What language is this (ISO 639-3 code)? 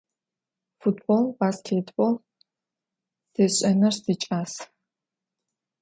ady